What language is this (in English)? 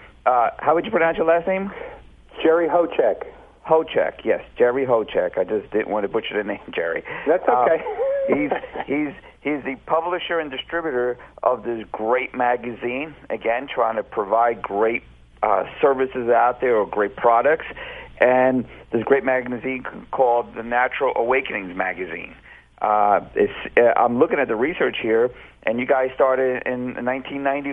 English